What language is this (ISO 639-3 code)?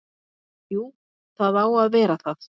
isl